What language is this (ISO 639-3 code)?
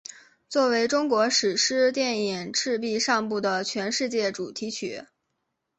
zho